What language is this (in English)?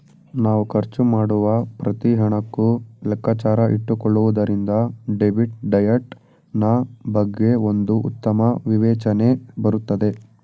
Kannada